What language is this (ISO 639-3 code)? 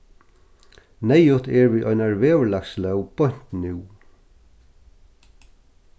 fao